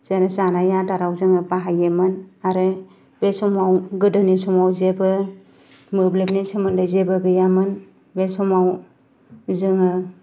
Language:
Bodo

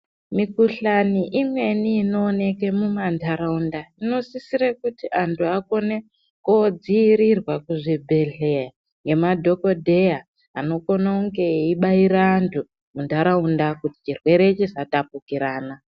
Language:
Ndau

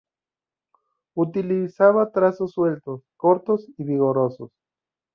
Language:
Spanish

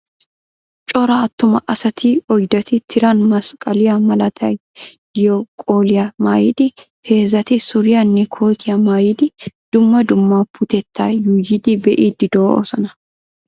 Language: Wolaytta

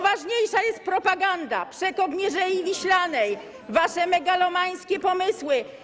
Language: Polish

